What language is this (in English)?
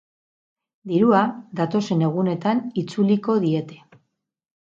Basque